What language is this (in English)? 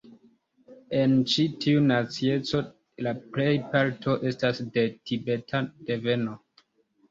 Esperanto